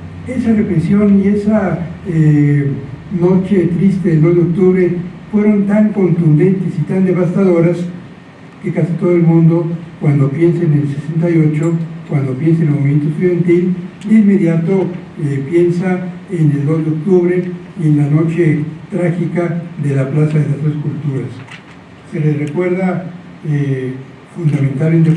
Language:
Spanish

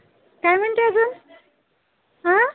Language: Marathi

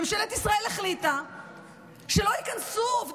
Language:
Hebrew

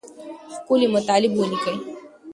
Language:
Pashto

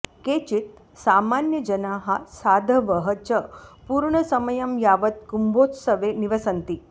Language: Sanskrit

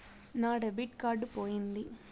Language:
Telugu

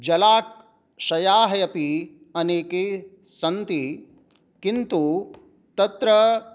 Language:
Sanskrit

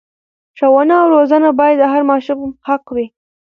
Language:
Pashto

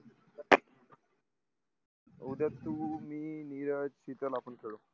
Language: Marathi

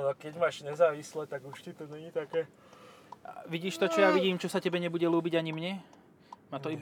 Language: Slovak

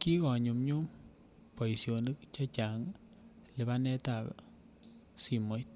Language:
Kalenjin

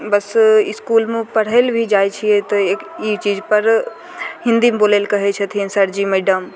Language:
Maithili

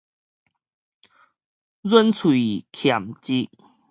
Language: Min Nan Chinese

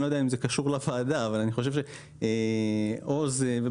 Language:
Hebrew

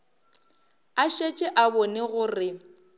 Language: Northern Sotho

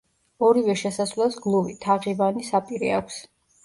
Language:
Georgian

